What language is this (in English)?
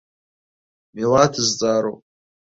Abkhazian